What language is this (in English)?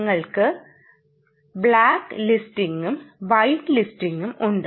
Malayalam